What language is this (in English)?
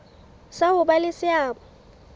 Southern Sotho